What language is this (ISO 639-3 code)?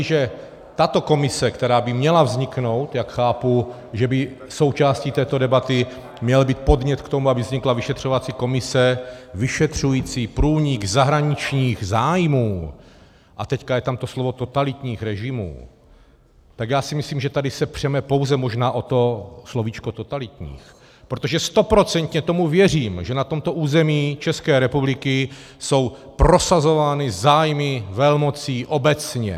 ces